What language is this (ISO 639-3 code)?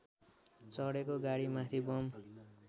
nep